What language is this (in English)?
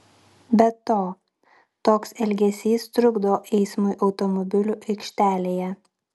Lithuanian